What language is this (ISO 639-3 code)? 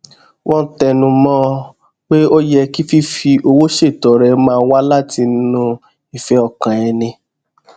yor